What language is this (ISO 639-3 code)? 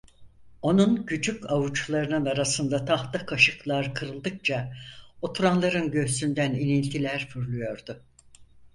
tur